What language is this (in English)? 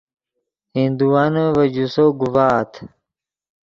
Yidgha